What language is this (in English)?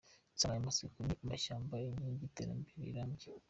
Kinyarwanda